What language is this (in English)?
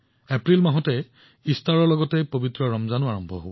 Assamese